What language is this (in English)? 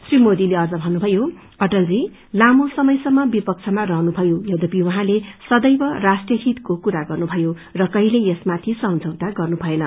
Nepali